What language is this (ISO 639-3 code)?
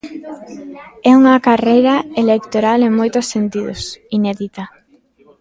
glg